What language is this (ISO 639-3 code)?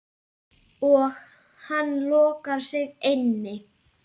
isl